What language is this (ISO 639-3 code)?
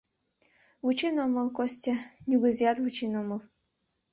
chm